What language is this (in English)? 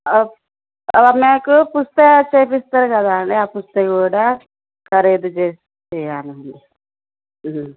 Telugu